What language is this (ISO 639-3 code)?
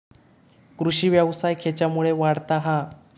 mar